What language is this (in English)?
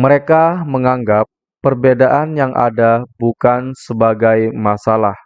Indonesian